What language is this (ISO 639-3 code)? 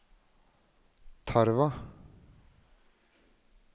nor